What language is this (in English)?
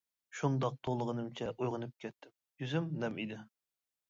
Uyghur